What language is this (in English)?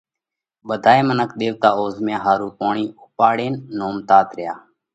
Parkari Koli